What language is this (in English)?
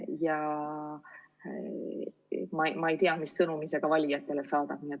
Estonian